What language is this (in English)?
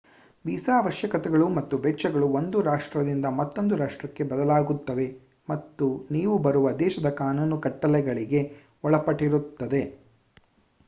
Kannada